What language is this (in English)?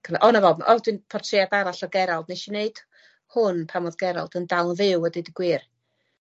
Welsh